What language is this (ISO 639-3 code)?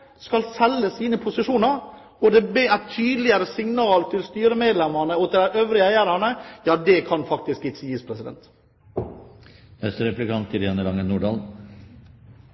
nob